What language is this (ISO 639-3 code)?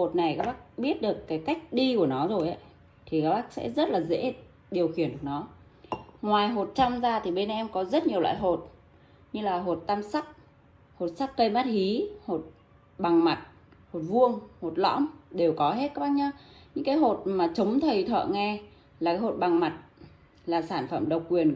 vie